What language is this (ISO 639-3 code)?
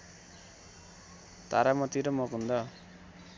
nep